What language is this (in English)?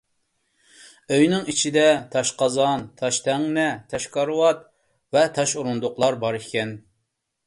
Uyghur